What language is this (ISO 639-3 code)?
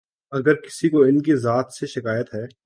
urd